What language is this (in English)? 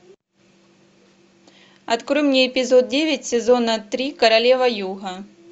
Russian